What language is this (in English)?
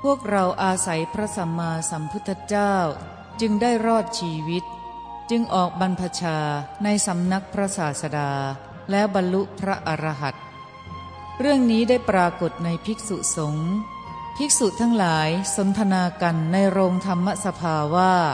Thai